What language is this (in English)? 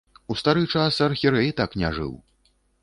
Belarusian